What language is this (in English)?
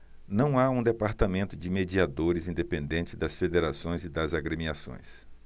Portuguese